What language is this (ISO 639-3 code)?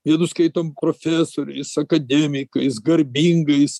lit